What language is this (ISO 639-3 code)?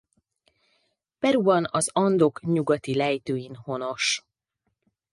hun